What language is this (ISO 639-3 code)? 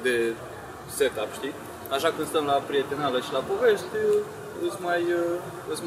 ron